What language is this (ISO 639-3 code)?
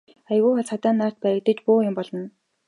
mon